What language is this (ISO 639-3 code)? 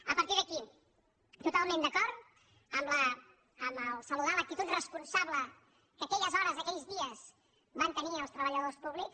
cat